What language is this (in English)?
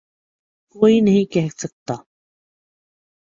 Urdu